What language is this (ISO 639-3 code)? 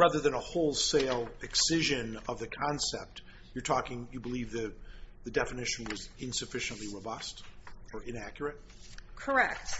eng